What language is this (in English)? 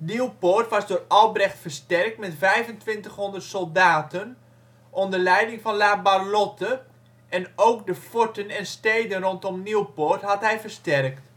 Dutch